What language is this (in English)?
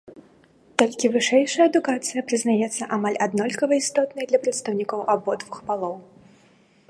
Belarusian